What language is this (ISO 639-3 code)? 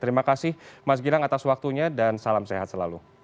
ind